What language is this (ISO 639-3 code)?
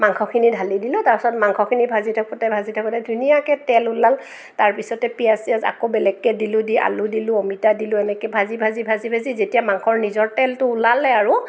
asm